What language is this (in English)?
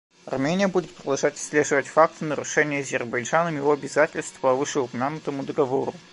Russian